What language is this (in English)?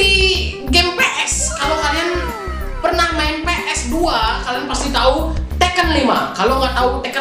Indonesian